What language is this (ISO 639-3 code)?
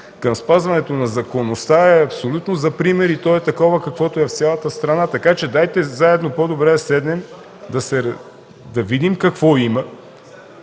bul